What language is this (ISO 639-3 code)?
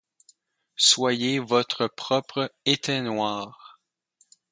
fra